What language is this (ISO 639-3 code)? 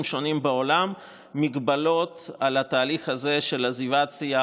heb